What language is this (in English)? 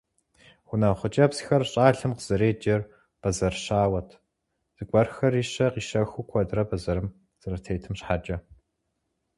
Kabardian